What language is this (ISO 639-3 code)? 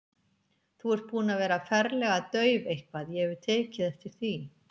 isl